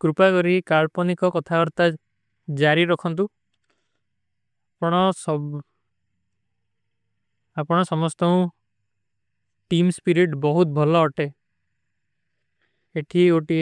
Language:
Kui (India)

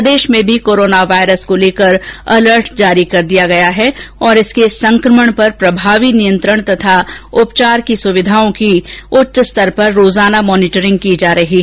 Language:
Hindi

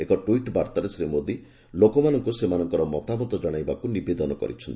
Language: Odia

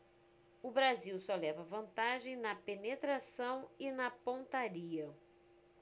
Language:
Portuguese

